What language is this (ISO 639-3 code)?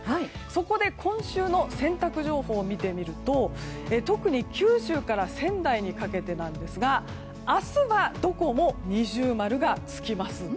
jpn